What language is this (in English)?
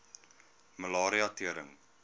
Afrikaans